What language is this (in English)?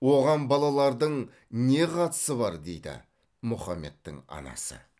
Kazakh